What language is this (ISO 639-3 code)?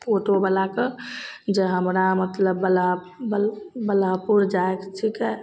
mai